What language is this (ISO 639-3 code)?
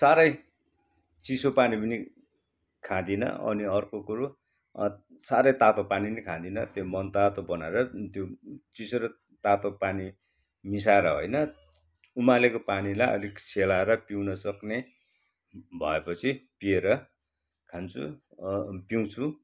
nep